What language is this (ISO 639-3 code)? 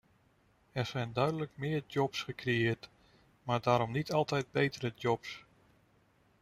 nld